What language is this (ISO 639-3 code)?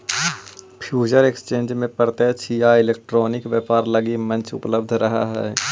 mag